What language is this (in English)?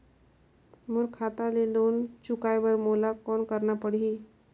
Chhattisgarhi